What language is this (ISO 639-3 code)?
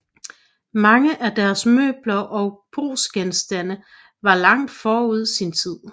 dan